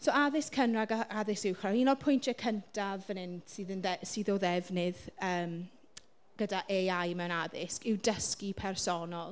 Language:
Welsh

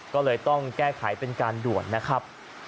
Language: Thai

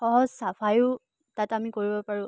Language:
Assamese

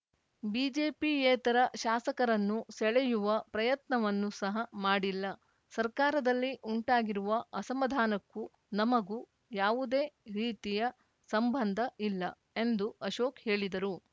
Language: Kannada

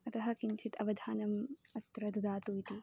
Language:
Sanskrit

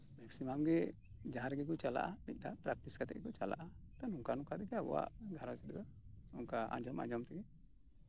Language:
Santali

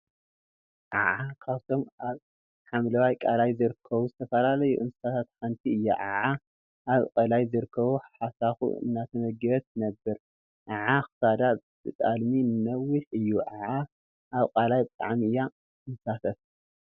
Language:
Tigrinya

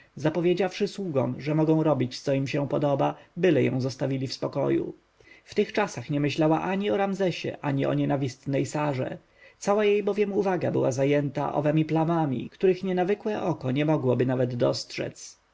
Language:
Polish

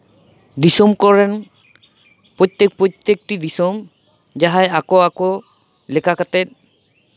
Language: Santali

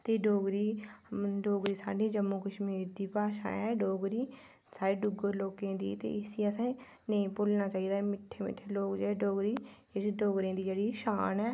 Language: Dogri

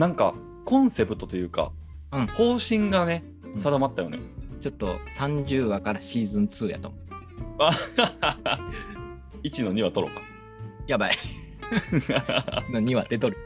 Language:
Japanese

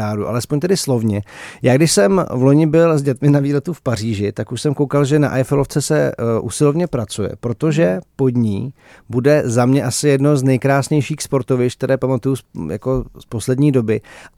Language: Czech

